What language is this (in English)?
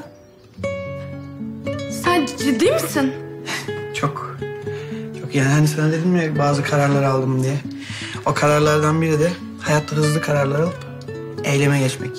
Turkish